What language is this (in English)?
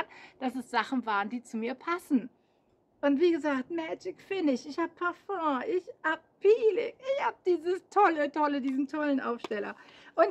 German